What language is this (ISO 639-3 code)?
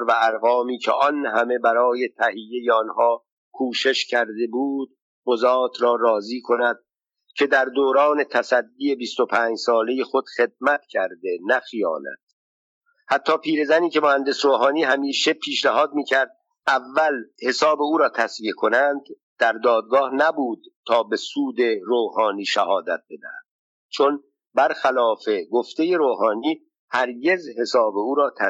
fas